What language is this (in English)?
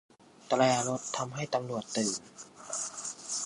Thai